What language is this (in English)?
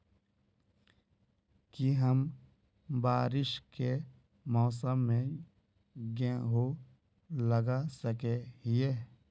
Magahi